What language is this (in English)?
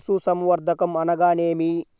Telugu